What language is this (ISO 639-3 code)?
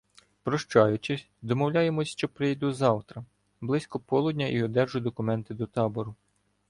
ukr